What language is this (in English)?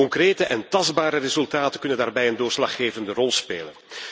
Dutch